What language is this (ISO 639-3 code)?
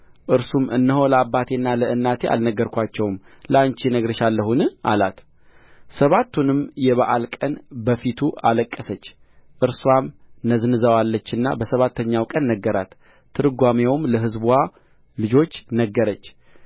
amh